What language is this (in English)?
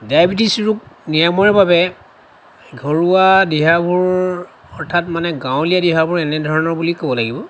Assamese